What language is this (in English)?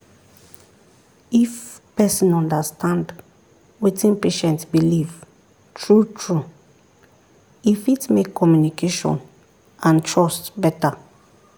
Nigerian Pidgin